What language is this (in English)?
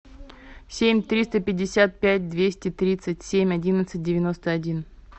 Russian